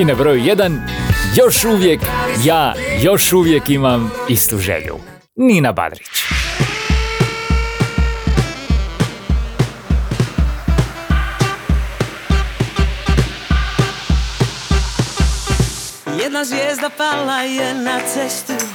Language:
Croatian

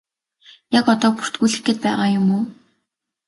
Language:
Mongolian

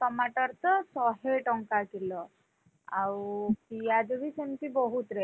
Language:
Odia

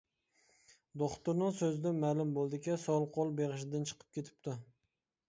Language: Uyghur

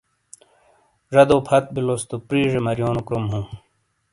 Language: Shina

